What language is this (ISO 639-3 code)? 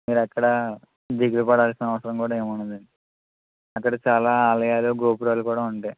tel